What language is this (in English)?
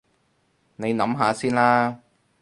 Cantonese